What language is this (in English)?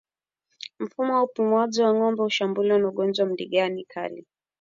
Swahili